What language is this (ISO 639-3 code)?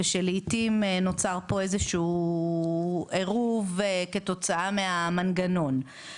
heb